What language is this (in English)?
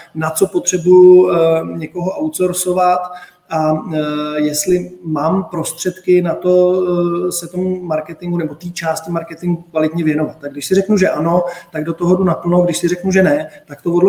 Czech